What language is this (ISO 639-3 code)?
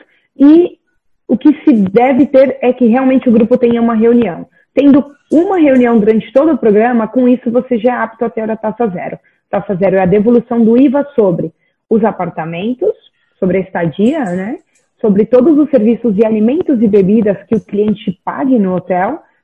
por